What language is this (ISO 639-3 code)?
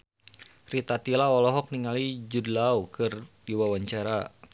sun